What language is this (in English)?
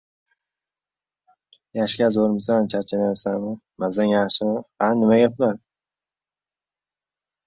Uzbek